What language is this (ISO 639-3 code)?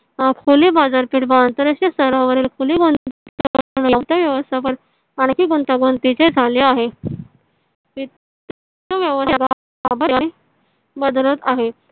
mar